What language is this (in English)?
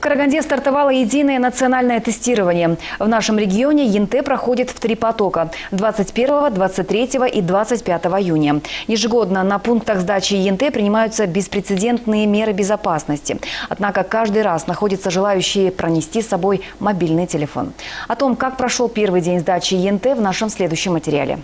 Russian